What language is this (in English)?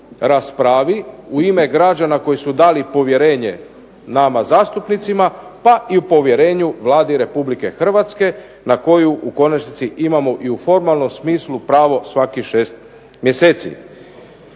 Croatian